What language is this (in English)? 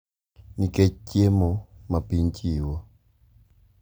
Luo (Kenya and Tanzania)